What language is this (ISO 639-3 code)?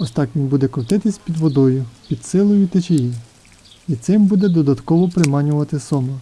rus